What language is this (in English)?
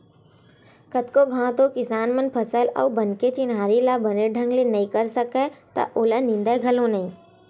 Chhattisgarhi